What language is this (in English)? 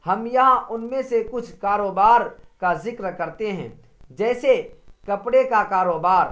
Urdu